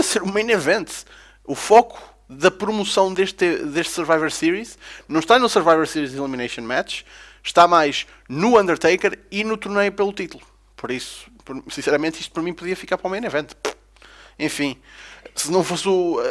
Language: Portuguese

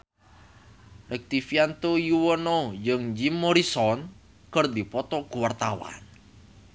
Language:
Sundanese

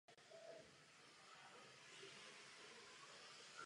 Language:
Czech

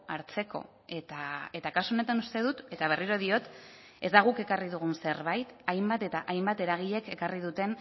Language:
Basque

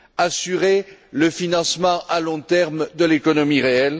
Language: French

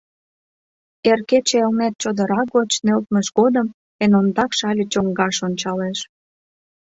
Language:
Mari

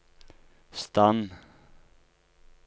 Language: Norwegian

